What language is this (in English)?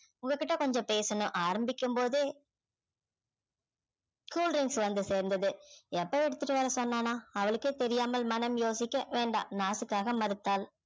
Tamil